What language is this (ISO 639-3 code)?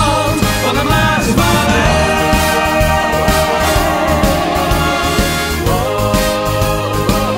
nld